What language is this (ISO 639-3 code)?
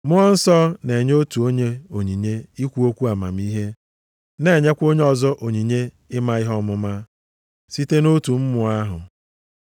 ibo